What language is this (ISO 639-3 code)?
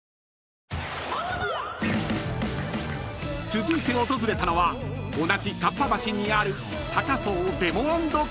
jpn